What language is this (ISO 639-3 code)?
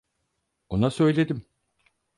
tur